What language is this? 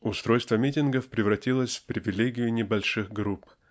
Russian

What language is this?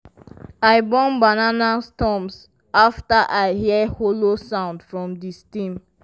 Nigerian Pidgin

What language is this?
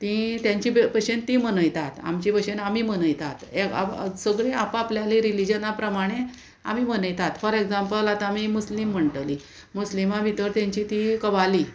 Konkani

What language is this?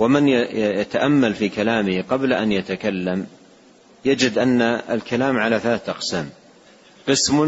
Arabic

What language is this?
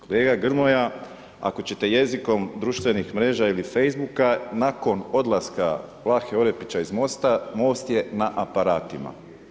Croatian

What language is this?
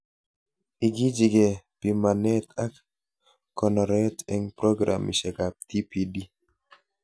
Kalenjin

